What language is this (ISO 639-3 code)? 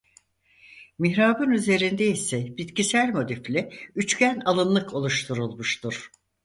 tur